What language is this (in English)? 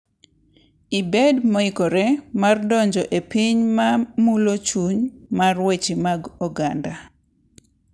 Luo (Kenya and Tanzania)